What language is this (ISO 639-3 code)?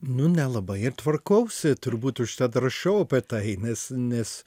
lit